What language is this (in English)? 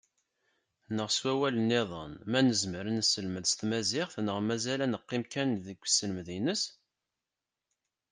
Kabyle